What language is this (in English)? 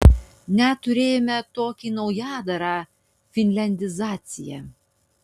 Lithuanian